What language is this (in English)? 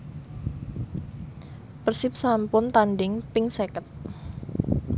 Javanese